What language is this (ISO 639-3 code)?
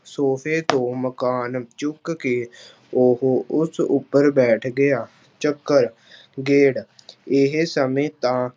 pan